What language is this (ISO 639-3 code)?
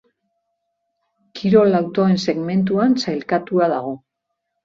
eus